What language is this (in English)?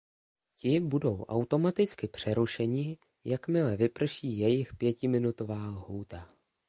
Czech